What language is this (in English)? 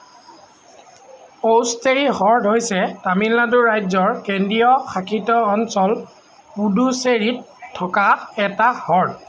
Assamese